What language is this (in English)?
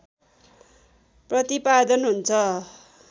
Nepali